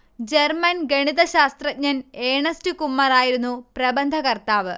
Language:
Malayalam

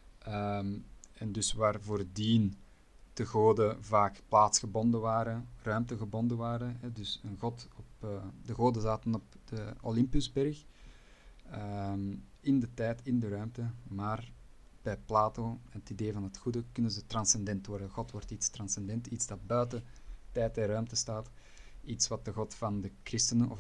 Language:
Dutch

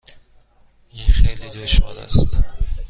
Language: Persian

